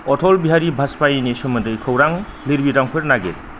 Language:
Bodo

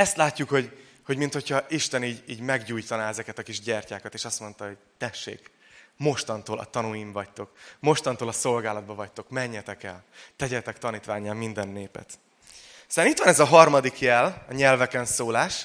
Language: Hungarian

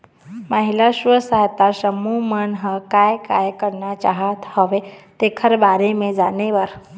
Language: Chhattisgarhi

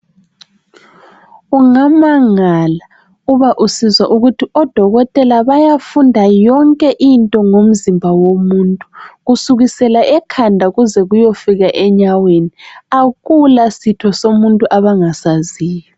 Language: North Ndebele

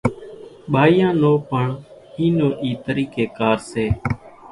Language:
Kachi Koli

